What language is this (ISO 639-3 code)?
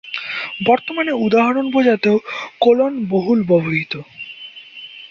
ben